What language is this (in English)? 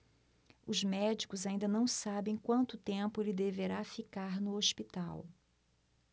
Portuguese